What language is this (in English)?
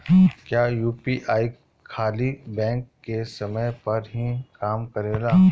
Bhojpuri